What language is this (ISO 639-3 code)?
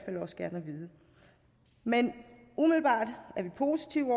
dan